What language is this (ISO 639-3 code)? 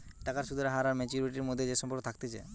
ben